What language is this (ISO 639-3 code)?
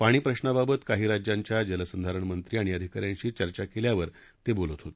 mar